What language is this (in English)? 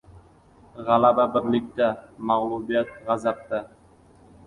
Uzbek